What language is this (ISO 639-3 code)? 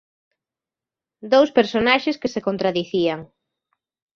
glg